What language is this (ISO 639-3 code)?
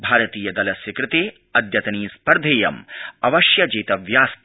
san